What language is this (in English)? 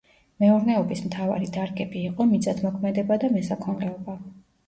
Georgian